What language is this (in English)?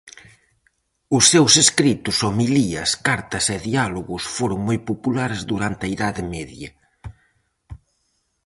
Galician